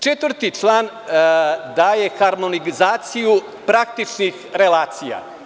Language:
Serbian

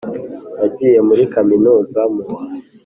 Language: Kinyarwanda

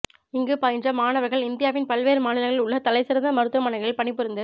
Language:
Tamil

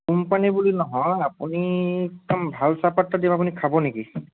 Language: Assamese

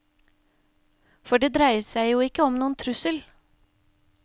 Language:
Norwegian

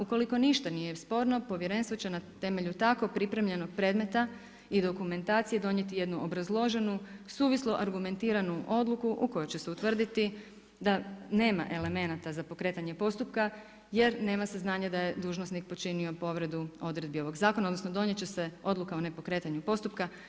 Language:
Croatian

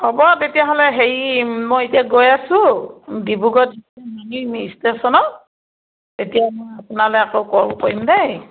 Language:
Assamese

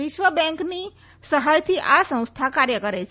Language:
Gujarati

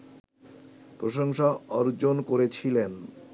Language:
Bangla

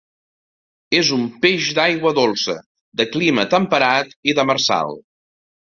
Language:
Catalan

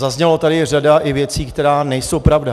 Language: Czech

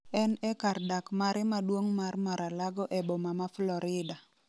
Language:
Luo (Kenya and Tanzania)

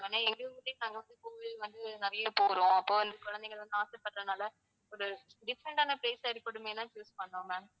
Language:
Tamil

